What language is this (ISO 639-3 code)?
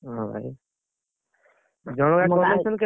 ori